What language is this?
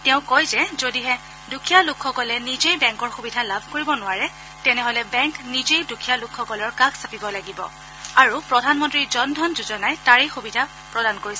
Assamese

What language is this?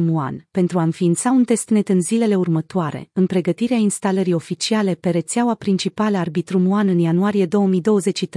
Romanian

